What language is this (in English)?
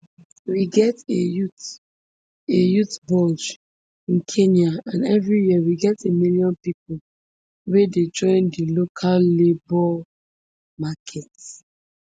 Nigerian Pidgin